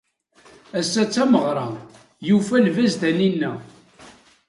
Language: Kabyle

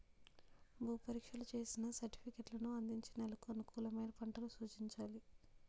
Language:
Telugu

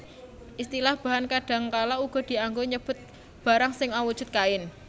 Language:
Javanese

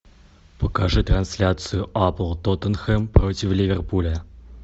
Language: Russian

